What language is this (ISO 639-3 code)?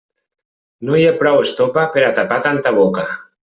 cat